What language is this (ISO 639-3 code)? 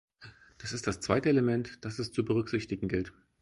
deu